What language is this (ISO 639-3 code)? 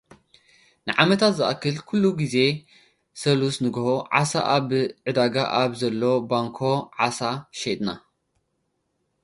tir